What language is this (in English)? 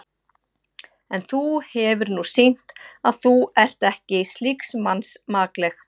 Icelandic